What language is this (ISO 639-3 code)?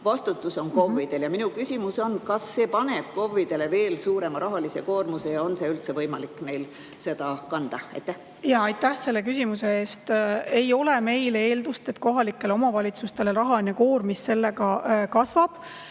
est